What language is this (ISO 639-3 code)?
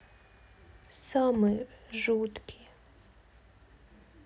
rus